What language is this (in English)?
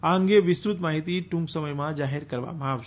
Gujarati